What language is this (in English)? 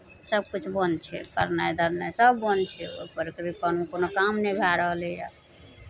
Maithili